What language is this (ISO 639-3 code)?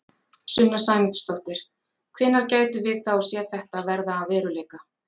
isl